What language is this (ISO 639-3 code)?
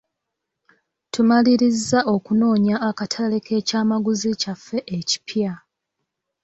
lug